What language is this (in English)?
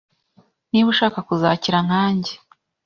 Kinyarwanda